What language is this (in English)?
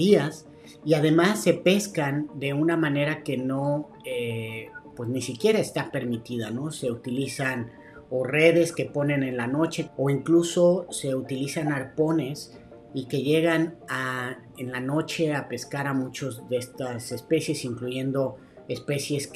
Spanish